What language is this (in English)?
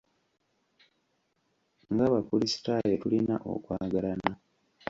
Ganda